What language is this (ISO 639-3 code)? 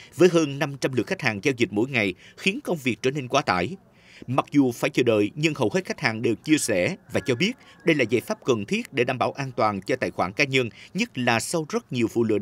vie